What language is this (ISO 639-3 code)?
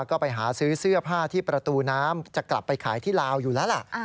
tha